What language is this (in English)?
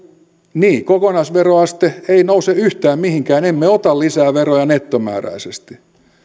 Finnish